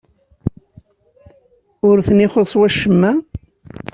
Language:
Kabyle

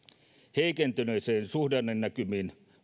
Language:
Finnish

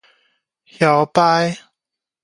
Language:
Min Nan Chinese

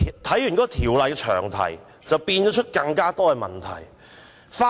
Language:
Cantonese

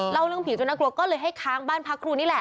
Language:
Thai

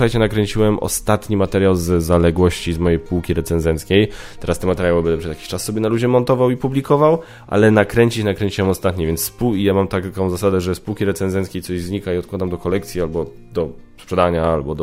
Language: Polish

